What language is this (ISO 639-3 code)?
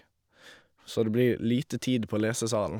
nor